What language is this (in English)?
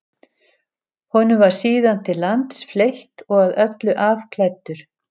Icelandic